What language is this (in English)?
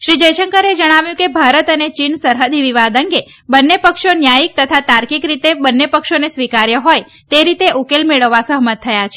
Gujarati